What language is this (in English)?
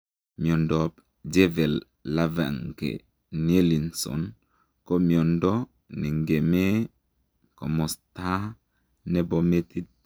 Kalenjin